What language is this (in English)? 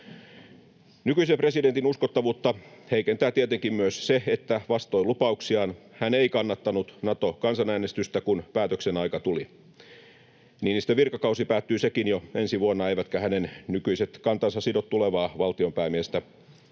Finnish